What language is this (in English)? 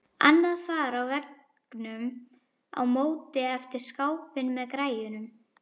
Icelandic